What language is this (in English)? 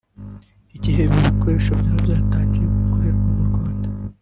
Kinyarwanda